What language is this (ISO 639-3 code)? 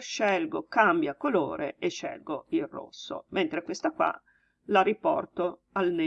ita